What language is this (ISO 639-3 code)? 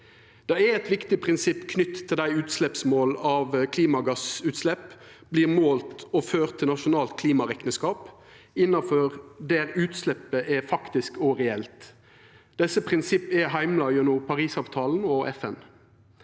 nor